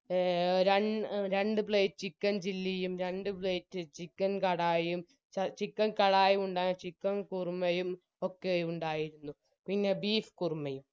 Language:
Malayalam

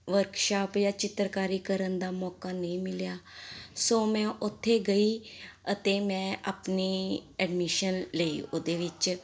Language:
Punjabi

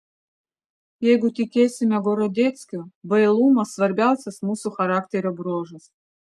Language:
Lithuanian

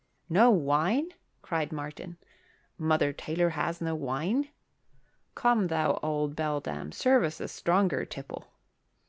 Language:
English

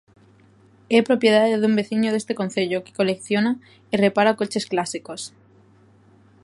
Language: Galician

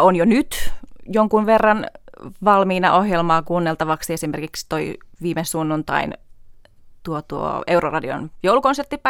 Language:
Finnish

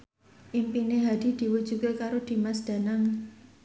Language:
Javanese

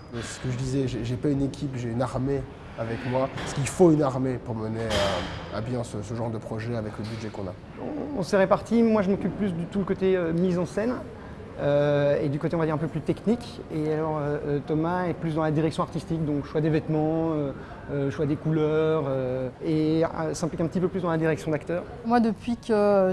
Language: French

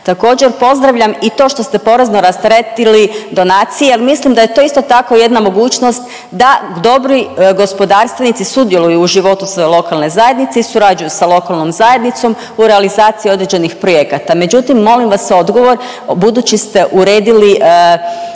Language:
Croatian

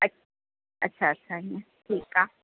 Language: Sindhi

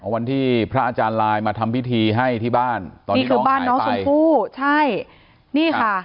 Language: Thai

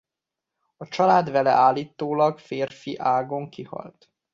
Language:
Hungarian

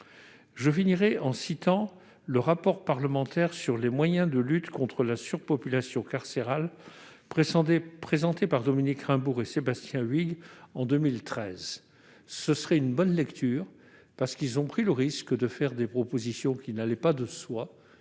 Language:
French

